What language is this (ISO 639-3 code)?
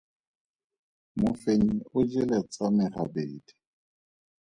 tsn